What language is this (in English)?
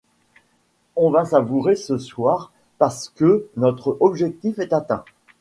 French